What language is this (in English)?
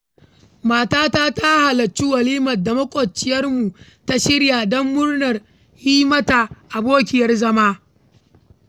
Hausa